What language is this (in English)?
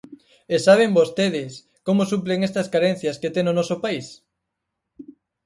Galician